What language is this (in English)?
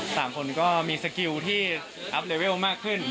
Thai